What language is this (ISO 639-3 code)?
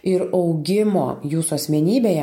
lit